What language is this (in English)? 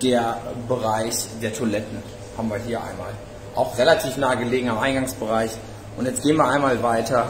German